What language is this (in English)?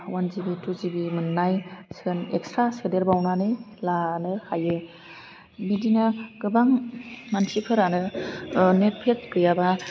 Bodo